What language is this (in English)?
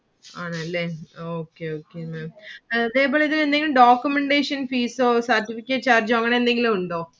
Malayalam